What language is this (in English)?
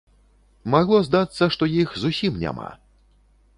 Belarusian